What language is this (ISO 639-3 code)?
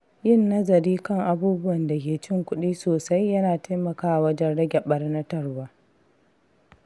hau